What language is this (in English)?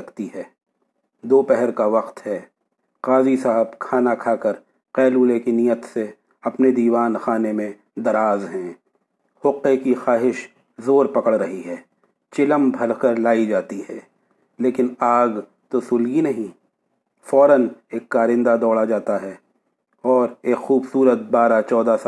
Urdu